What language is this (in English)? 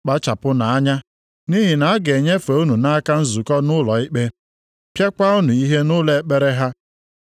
Igbo